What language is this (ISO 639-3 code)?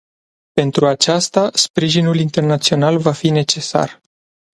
ron